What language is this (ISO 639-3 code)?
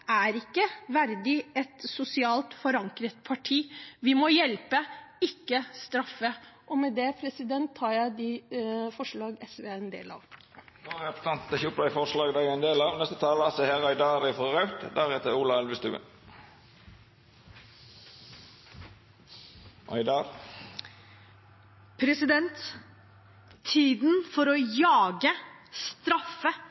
nor